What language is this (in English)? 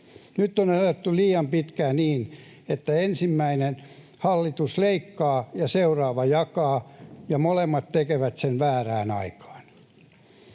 Finnish